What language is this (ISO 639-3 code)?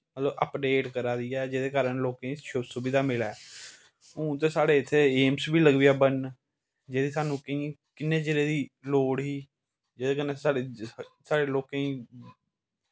doi